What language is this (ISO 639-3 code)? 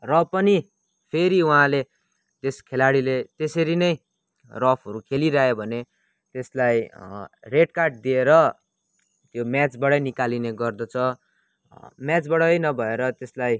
nep